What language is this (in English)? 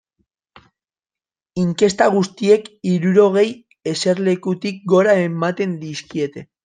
Basque